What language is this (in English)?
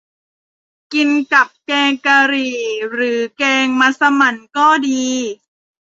Thai